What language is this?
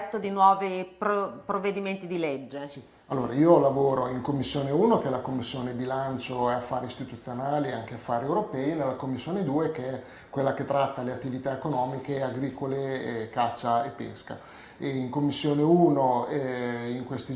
Italian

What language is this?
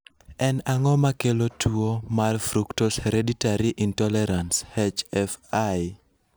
Luo (Kenya and Tanzania)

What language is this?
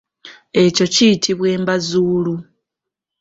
Ganda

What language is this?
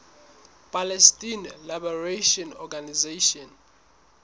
Southern Sotho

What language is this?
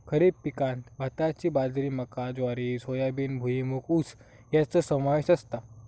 Marathi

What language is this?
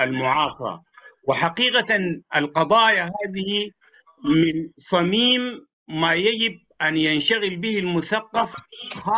Arabic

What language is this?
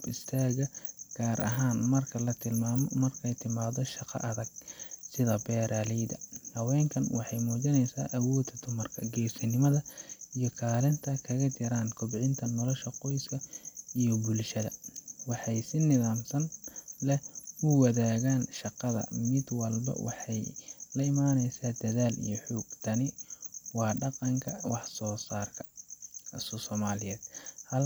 Somali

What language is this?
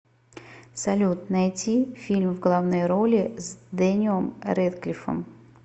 Russian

